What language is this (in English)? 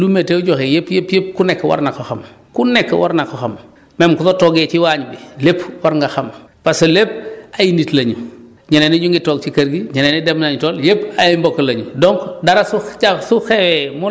Wolof